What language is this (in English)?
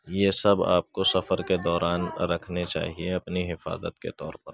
Urdu